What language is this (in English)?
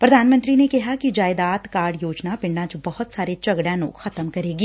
Punjabi